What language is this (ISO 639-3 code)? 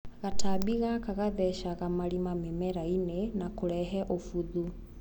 kik